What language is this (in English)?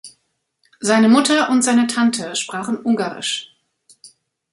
German